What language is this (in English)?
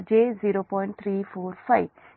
Telugu